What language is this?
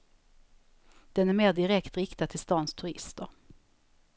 Swedish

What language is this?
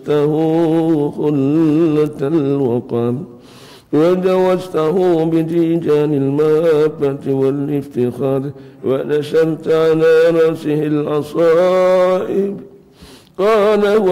Arabic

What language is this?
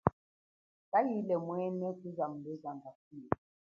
Chokwe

